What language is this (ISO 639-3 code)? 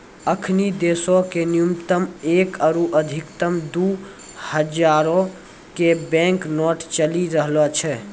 mai